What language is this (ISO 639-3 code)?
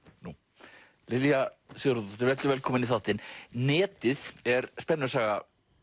isl